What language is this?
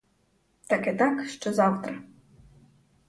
Ukrainian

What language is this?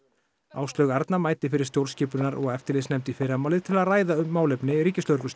Icelandic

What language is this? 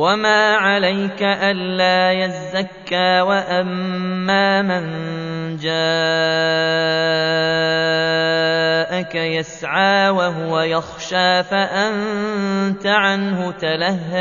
Arabic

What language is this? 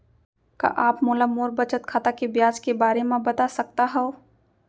Chhattisgarhi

